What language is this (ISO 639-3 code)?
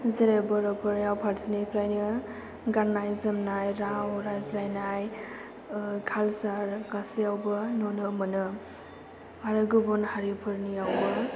brx